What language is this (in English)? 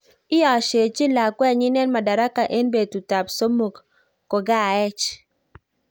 Kalenjin